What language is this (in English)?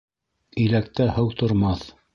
Bashkir